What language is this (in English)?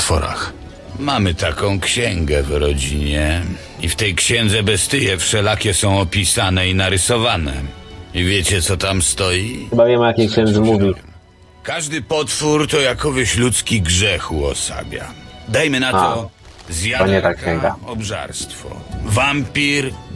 Polish